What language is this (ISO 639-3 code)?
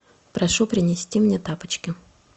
rus